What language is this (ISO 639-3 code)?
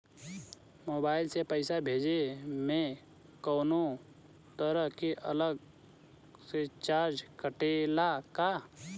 bho